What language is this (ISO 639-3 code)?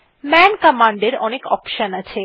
ben